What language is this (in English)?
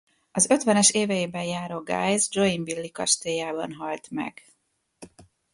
Hungarian